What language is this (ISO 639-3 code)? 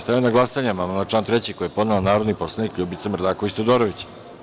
srp